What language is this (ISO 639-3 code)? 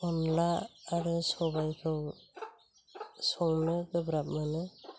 brx